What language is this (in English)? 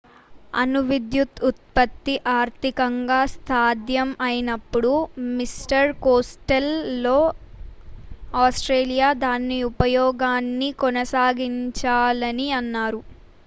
Telugu